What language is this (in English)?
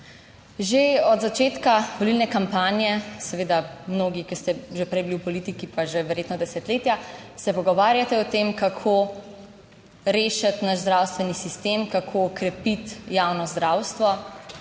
Slovenian